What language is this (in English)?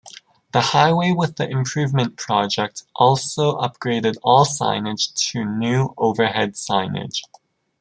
English